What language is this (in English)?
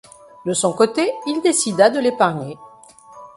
French